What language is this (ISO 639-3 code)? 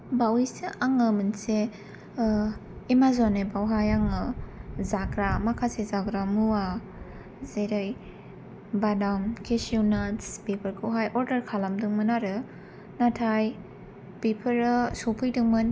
brx